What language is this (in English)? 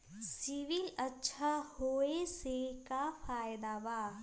Magahi